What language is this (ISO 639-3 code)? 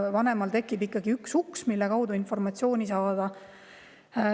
est